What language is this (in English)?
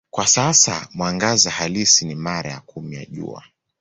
Swahili